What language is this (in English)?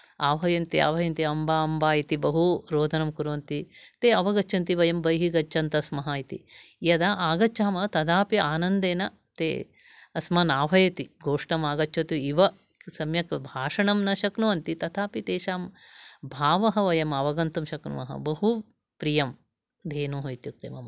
Sanskrit